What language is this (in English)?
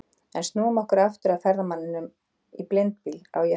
Icelandic